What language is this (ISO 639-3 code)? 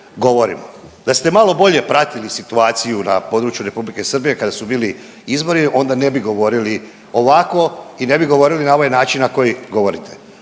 hrv